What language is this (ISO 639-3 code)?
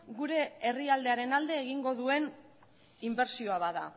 eus